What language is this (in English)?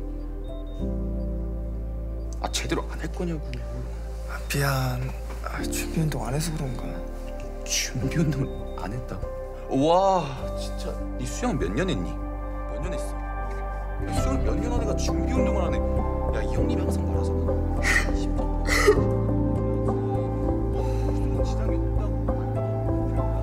Korean